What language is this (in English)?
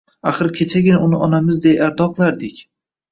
Uzbek